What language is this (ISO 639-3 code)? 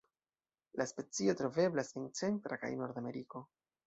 epo